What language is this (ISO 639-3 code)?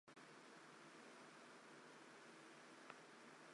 zho